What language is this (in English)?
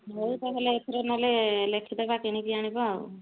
Odia